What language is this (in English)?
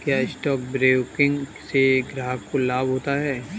Hindi